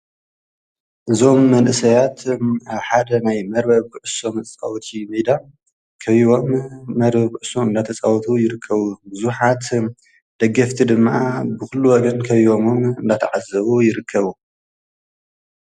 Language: Tigrinya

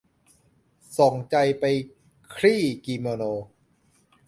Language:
Thai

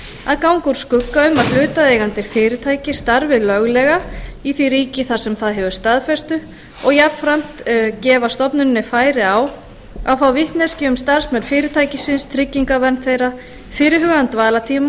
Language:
Icelandic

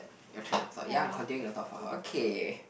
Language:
English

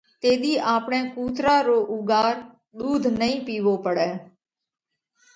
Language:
Parkari Koli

